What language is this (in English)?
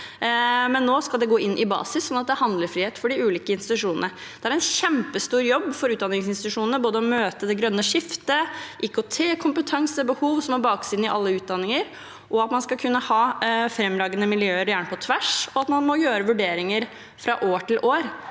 Norwegian